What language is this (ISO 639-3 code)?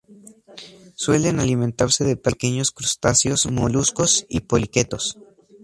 spa